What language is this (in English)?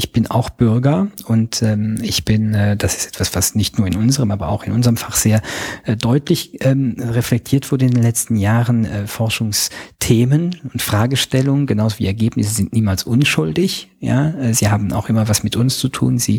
German